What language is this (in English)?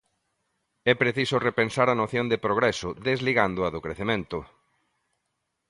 Galician